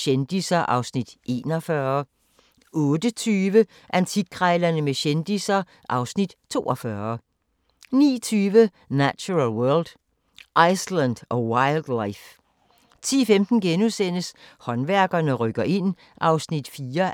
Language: Danish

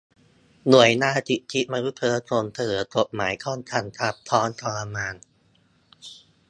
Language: Thai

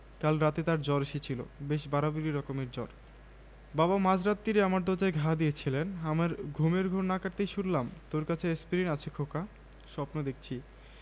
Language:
Bangla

